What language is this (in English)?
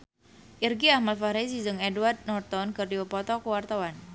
Sundanese